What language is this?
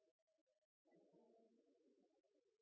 Norwegian Nynorsk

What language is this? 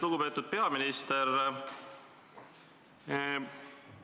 Estonian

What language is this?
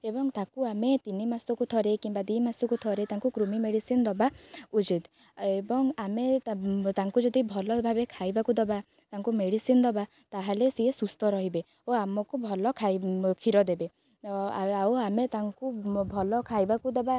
Odia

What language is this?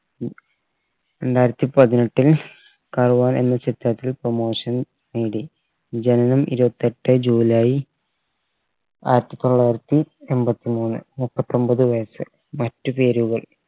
Malayalam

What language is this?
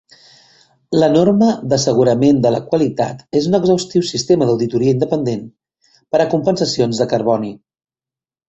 Catalan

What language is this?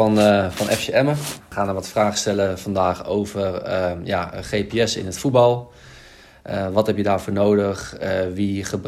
Dutch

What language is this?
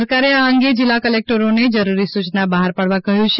Gujarati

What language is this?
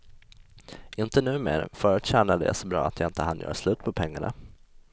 Swedish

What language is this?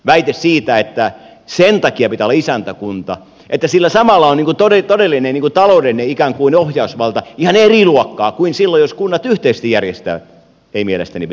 Finnish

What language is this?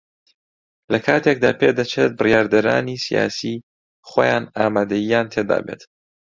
Central Kurdish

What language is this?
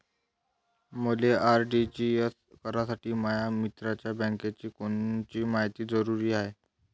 Marathi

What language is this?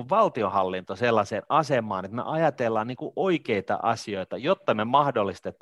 Finnish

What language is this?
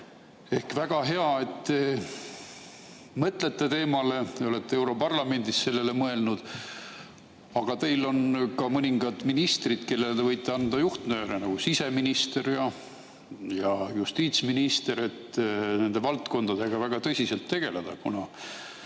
Estonian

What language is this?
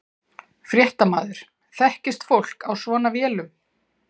Icelandic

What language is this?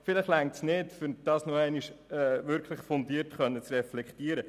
Swiss German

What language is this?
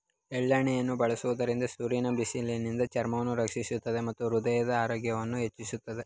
Kannada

